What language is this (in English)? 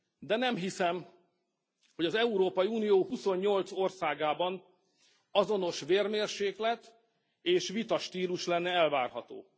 Hungarian